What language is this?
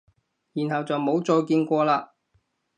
Cantonese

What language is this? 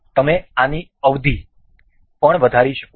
Gujarati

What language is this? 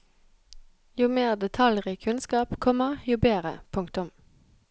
Norwegian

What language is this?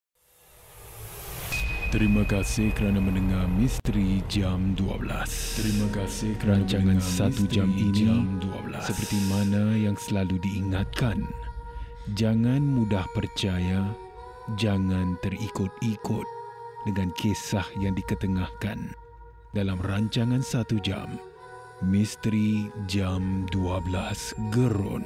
Malay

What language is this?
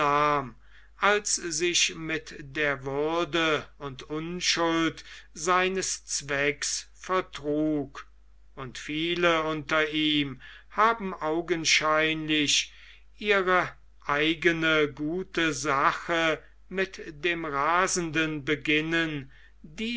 German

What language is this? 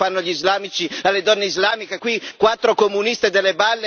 Italian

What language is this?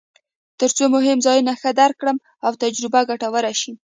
Pashto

